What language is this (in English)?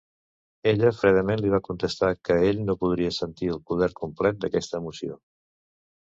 Catalan